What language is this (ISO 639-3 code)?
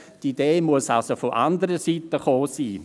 gsw